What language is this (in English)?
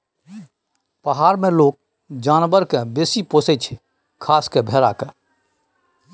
Maithili